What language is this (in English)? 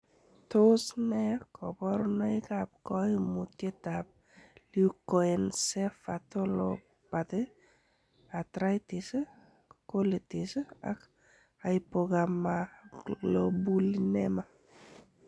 Kalenjin